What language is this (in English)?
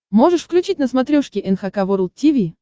Russian